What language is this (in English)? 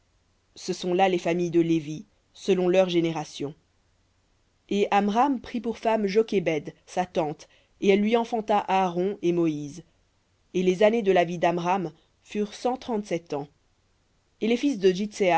French